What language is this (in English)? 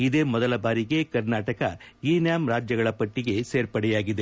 Kannada